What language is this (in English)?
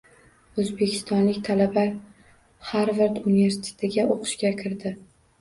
Uzbek